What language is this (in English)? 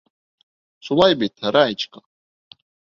Bashkir